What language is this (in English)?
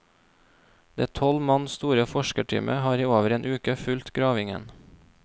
Norwegian